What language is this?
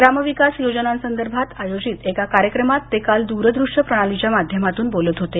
Marathi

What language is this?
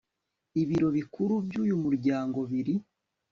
Kinyarwanda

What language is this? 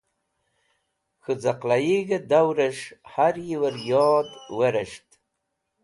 Wakhi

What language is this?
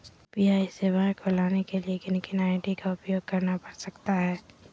Magahi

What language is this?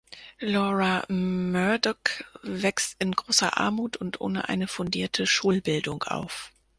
German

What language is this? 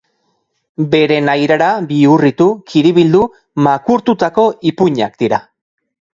Basque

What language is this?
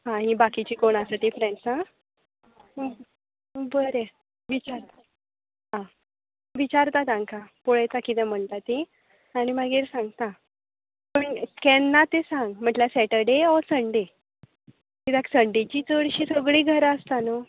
Konkani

